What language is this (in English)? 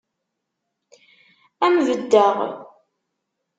Kabyle